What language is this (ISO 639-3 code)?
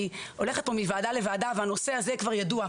heb